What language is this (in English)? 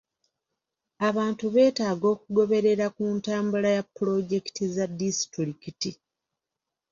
Ganda